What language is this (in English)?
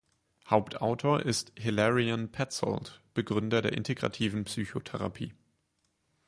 German